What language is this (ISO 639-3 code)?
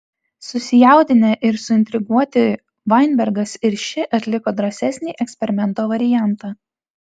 lit